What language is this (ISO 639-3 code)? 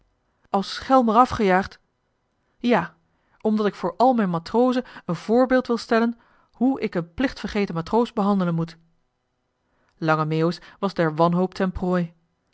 nld